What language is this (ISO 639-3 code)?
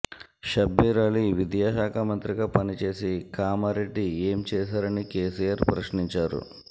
tel